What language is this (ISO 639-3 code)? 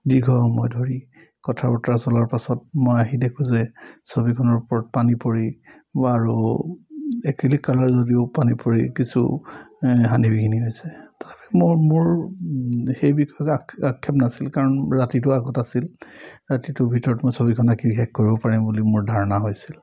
asm